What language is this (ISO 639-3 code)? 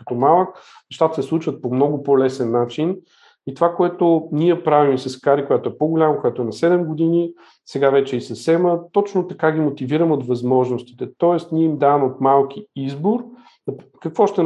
bul